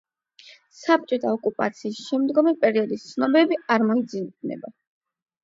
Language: Georgian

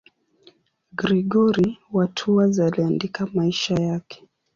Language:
Swahili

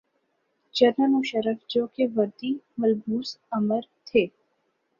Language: Urdu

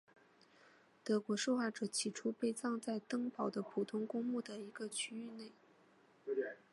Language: Chinese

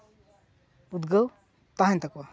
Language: Santali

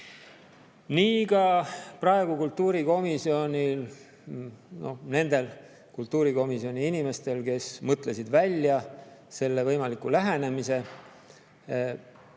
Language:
Estonian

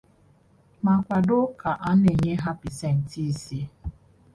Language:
Igbo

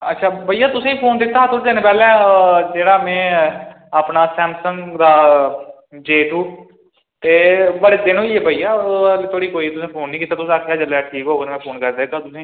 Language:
Dogri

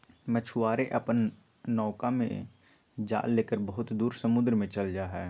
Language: Magahi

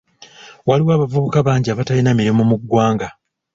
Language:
Ganda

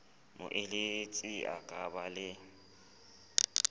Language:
Southern Sotho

